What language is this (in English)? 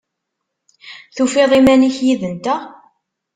Kabyle